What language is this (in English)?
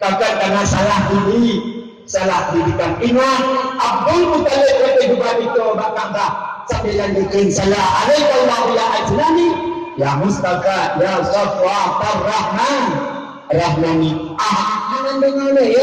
Malay